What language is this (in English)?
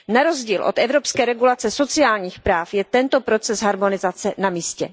Czech